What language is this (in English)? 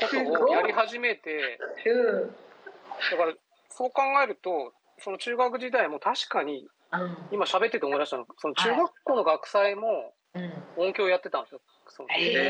Japanese